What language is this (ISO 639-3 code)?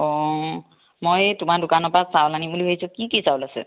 asm